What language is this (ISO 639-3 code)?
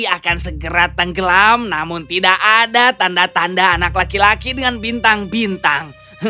ind